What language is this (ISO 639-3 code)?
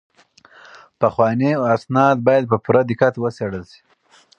pus